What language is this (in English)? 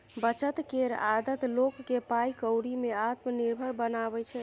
Maithili